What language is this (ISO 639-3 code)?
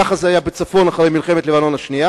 heb